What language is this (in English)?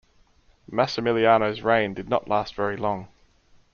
English